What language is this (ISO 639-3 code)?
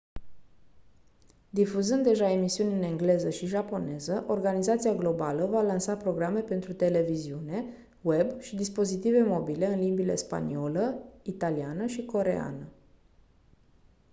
ron